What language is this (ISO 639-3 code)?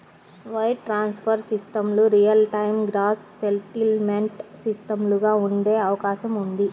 tel